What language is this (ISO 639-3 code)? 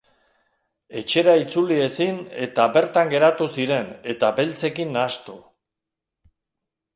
eus